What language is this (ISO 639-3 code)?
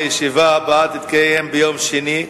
heb